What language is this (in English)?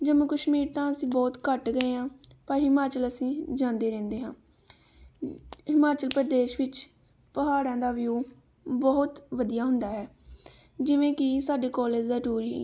Punjabi